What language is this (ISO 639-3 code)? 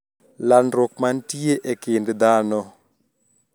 luo